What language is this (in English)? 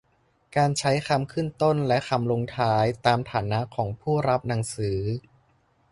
Thai